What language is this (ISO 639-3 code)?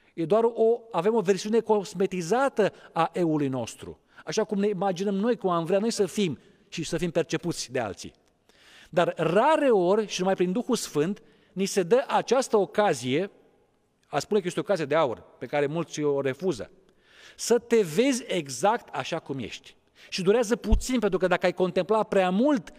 ron